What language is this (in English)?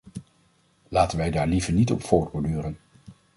Dutch